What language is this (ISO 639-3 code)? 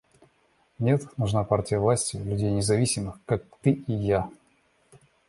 rus